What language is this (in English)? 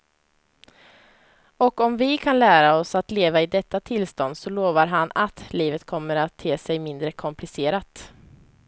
Swedish